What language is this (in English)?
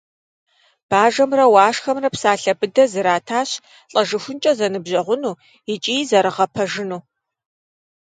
Kabardian